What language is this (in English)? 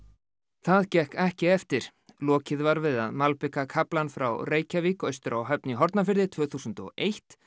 Icelandic